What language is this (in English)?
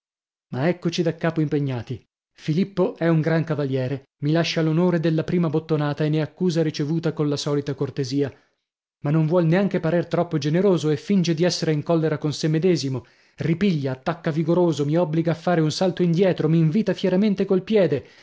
Italian